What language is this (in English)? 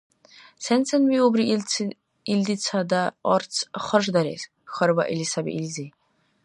Dargwa